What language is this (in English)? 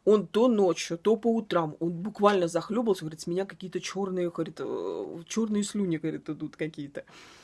Russian